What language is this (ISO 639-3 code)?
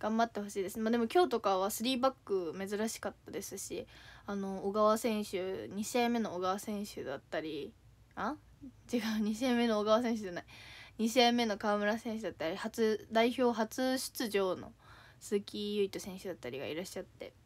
jpn